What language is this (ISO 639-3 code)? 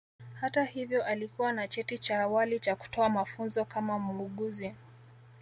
swa